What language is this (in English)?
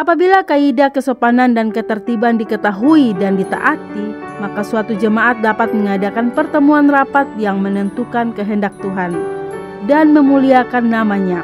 Indonesian